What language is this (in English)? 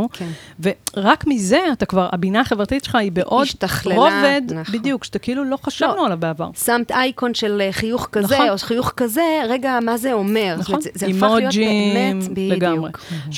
Hebrew